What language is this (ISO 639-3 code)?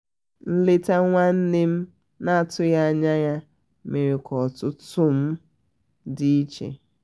ibo